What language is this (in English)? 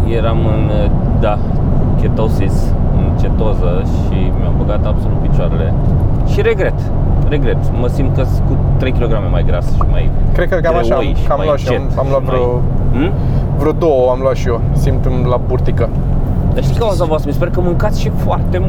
Romanian